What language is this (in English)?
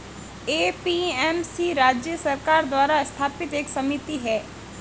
Hindi